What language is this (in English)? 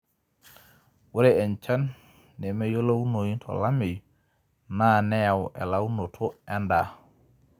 Masai